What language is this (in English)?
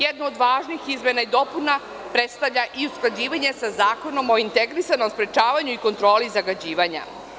Serbian